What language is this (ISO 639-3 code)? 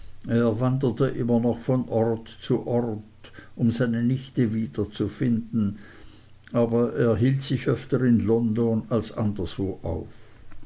deu